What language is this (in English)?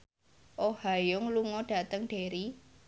Javanese